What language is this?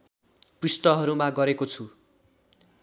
Nepali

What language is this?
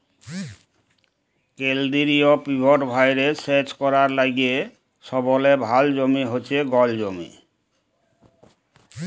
Bangla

